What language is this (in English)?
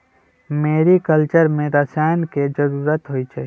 Magahi